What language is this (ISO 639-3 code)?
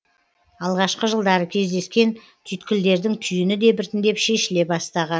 kaz